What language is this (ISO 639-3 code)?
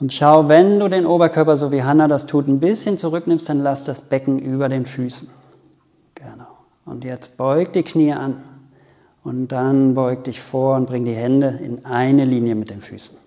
deu